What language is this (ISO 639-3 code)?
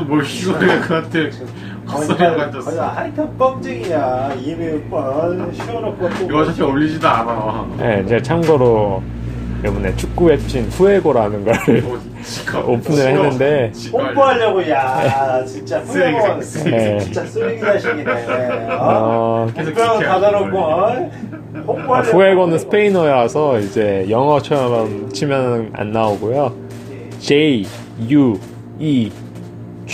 kor